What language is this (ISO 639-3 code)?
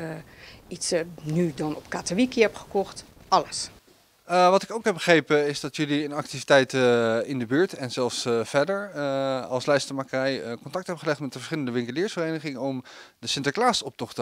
nld